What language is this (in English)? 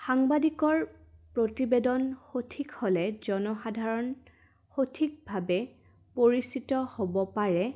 Assamese